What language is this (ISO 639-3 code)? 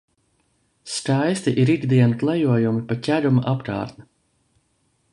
lav